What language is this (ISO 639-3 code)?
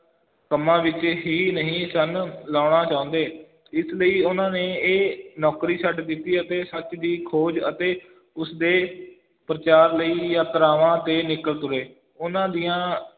pan